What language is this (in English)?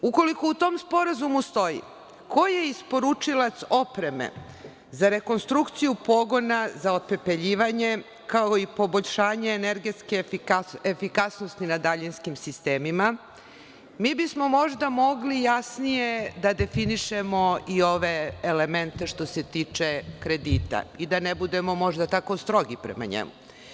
Serbian